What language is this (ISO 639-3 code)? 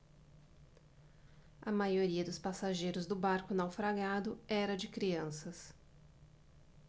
por